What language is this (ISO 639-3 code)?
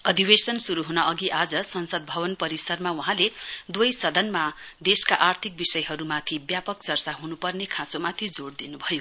nep